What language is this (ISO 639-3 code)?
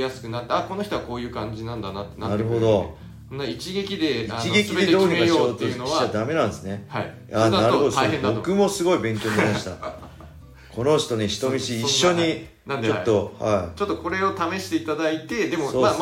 jpn